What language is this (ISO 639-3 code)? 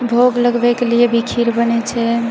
mai